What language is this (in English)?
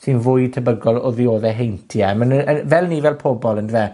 Welsh